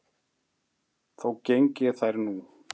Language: Icelandic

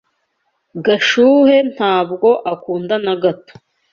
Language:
Kinyarwanda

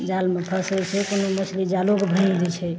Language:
Maithili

